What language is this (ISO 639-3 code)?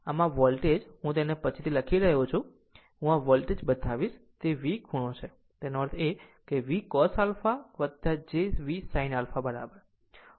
guj